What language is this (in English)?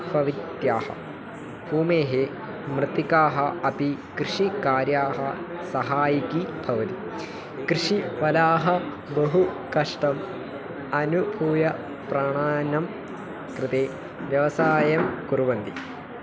Sanskrit